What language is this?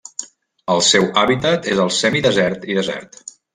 Catalan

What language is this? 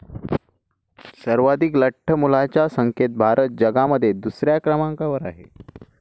Marathi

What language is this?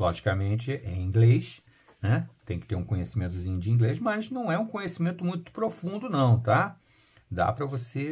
Portuguese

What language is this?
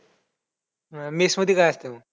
Marathi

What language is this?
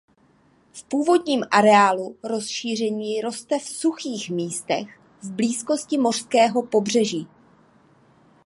Czech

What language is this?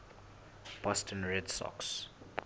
Southern Sotho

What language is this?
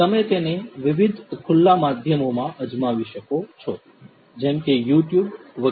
Gujarati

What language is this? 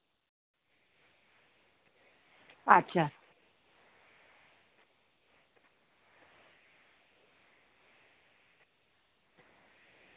Santali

